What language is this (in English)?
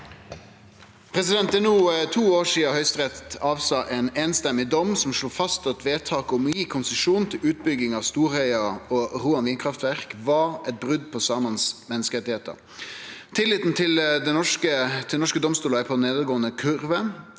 Norwegian